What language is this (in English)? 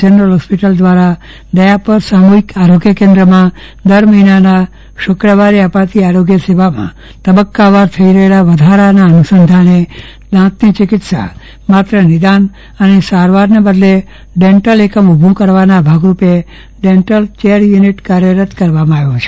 Gujarati